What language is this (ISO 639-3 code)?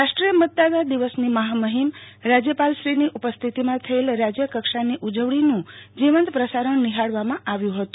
guj